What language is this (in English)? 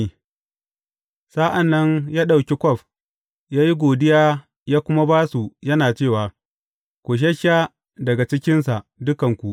Hausa